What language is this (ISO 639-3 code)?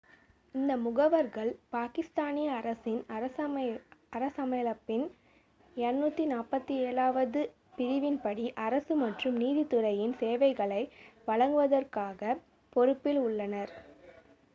tam